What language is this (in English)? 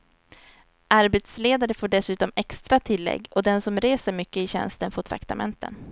Swedish